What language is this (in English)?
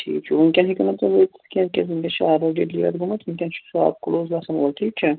Kashmiri